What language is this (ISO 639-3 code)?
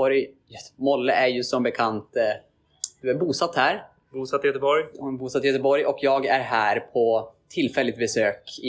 swe